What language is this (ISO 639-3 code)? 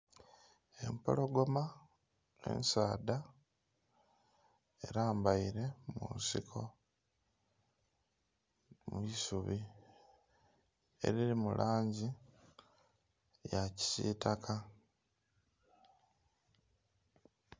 xog